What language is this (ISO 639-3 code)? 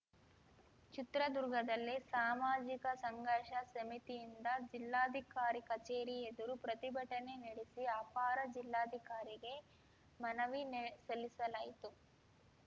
kan